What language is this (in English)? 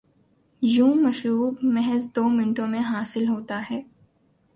Urdu